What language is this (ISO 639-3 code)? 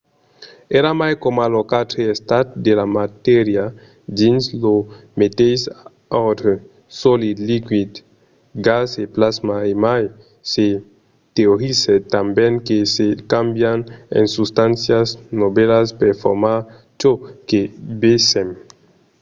oci